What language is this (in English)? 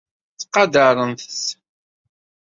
Kabyle